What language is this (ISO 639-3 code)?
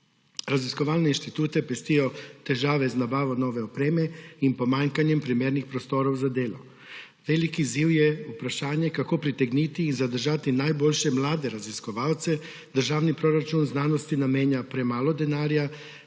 slv